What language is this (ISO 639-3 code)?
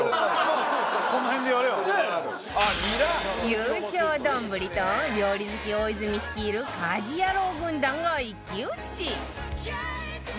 jpn